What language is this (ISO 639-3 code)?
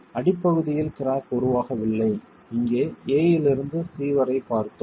tam